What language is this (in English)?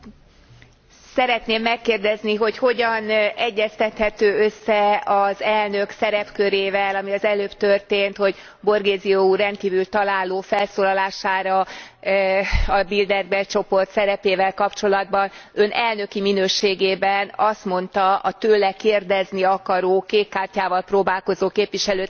Hungarian